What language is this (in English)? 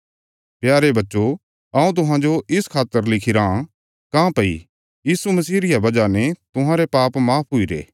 Bilaspuri